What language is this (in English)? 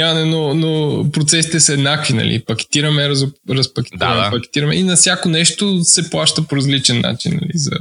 Bulgarian